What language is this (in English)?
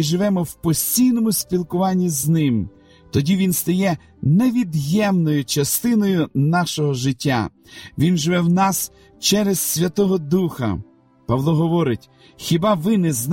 Ukrainian